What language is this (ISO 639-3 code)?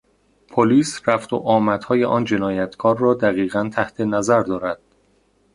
fas